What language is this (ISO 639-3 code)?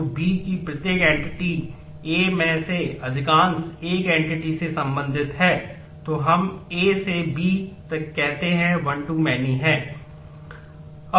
hin